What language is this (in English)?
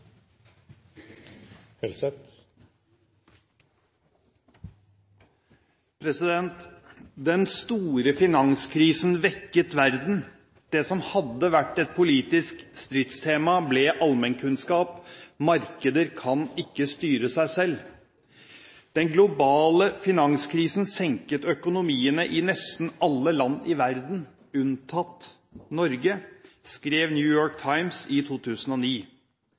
Norwegian